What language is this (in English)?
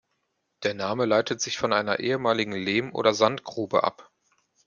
German